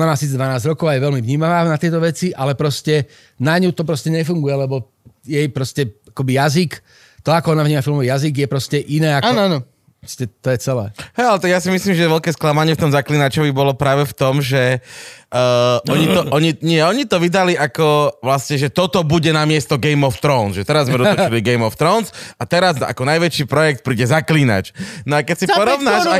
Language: Slovak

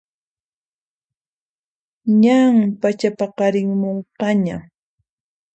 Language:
Puno Quechua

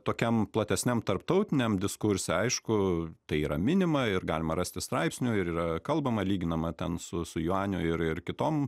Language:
Lithuanian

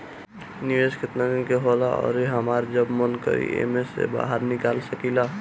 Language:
Bhojpuri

